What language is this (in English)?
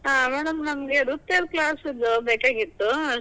Kannada